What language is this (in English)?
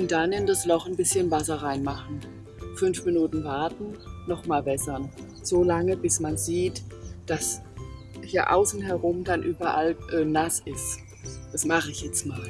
German